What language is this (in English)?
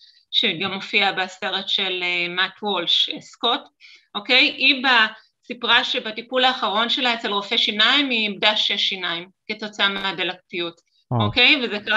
Hebrew